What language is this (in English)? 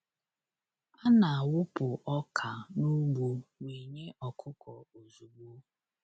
Igbo